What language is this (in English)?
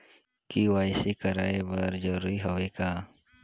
Chhattisgarhi